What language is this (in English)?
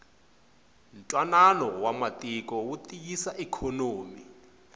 Tsonga